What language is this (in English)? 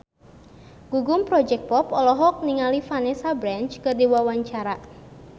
Sundanese